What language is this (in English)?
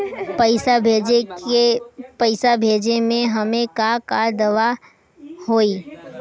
Bhojpuri